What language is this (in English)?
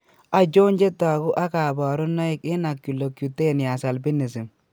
Kalenjin